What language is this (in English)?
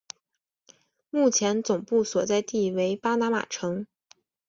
Chinese